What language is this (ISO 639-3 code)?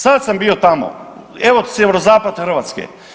hrv